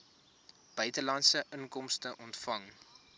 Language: Afrikaans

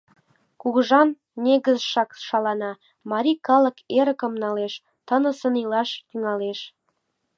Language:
Mari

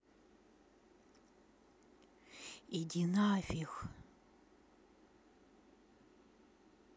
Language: Russian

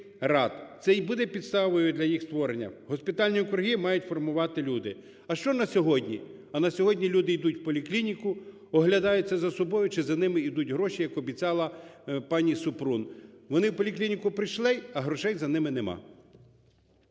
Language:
Ukrainian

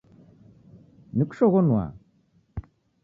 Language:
Taita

